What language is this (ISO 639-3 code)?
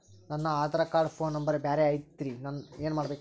kan